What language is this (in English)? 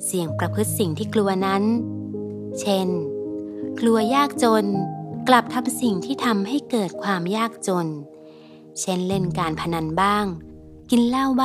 Thai